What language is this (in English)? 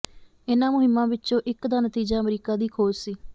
Punjabi